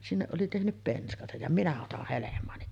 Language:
Finnish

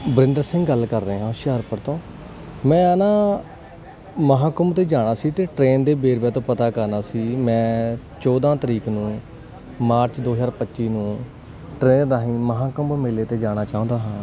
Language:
Punjabi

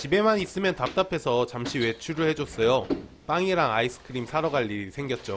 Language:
Korean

